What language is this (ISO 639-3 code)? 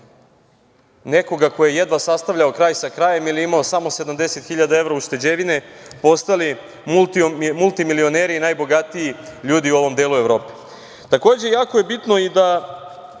srp